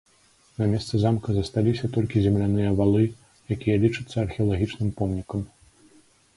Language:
Belarusian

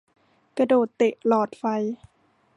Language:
Thai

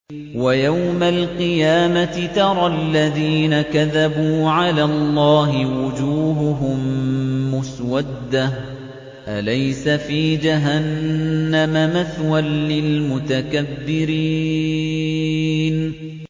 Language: Arabic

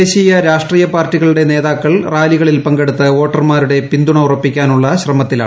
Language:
Malayalam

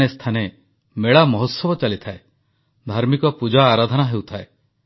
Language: Odia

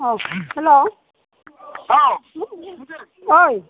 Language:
Bodo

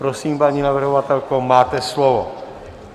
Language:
Czech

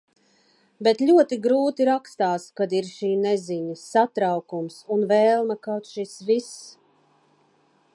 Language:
Latvian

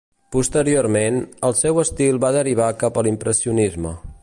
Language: Catalan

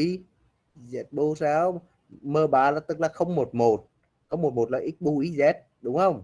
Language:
Vietnamese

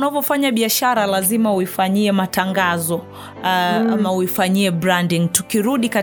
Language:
Swahili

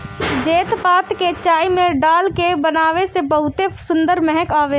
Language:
Bhojpuri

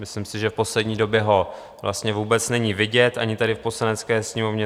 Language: Czech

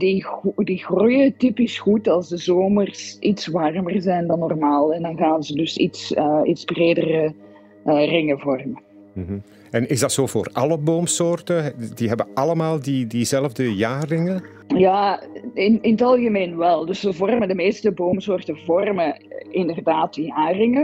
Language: Dutch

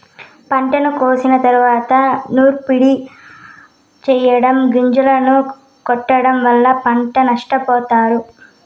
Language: Telugu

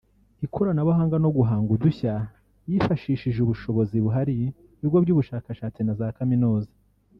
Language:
Kinyarwanda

